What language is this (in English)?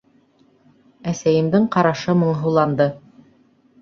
Bashkir